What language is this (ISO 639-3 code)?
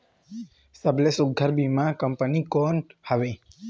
hne